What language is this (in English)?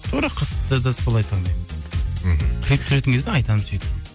Kazakh